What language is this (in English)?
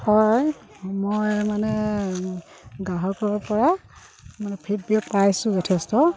Assamese